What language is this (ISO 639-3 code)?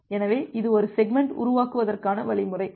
tam